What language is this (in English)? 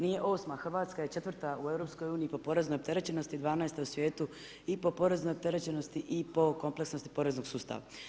Croatian